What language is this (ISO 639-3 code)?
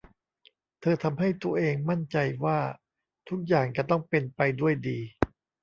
tha